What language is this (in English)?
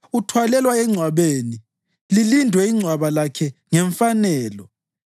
North Ndebele